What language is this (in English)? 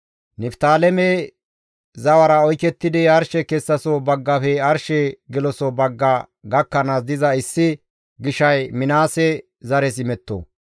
Gamo